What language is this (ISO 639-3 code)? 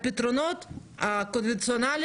heb